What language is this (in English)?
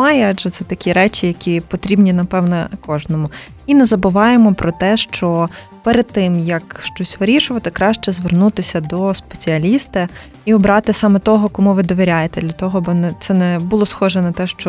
Ukrainian